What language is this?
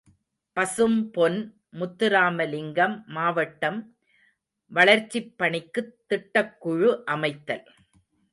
Tamil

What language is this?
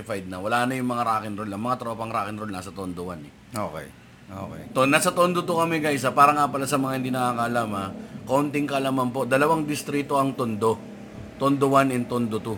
Filipino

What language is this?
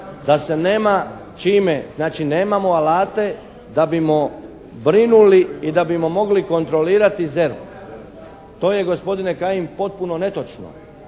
Croatian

